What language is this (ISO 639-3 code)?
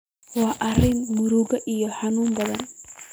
som